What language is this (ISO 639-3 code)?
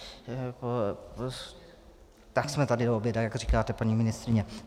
ces